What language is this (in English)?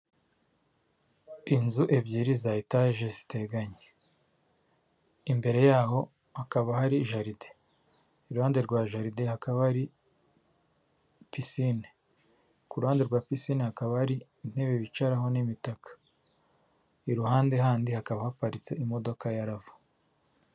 Kinyarwanda